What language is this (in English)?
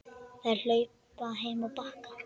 Icelandic